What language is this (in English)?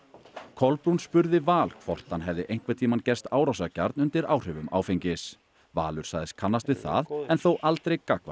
Icelandic